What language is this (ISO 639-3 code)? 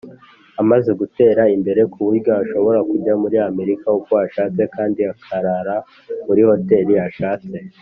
kin